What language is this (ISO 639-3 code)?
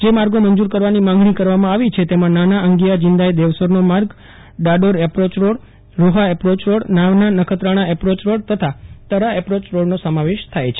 guj